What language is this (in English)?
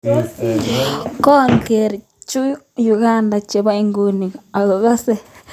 Kalenjin